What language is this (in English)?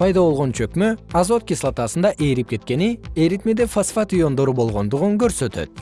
Kyrgyz